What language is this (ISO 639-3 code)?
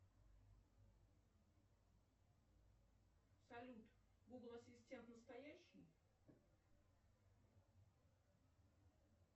rus